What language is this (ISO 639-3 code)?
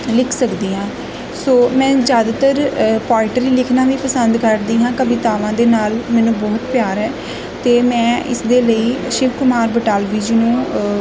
pan